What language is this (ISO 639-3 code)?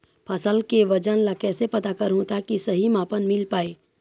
hne